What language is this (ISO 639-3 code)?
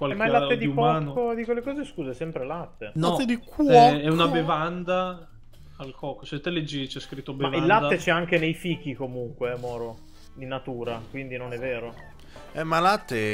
ita